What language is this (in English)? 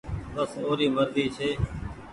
Goaria